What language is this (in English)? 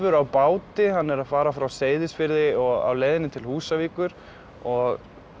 Icelandic